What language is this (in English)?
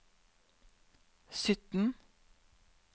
Norwegian